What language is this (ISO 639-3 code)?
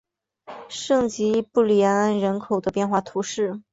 zho